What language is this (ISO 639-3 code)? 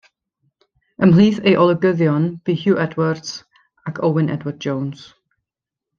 cym